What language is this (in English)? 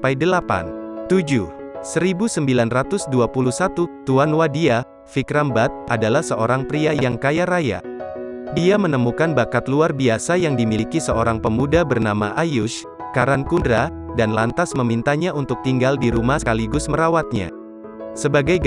Indonesian